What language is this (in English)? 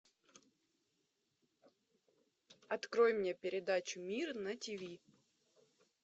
Russian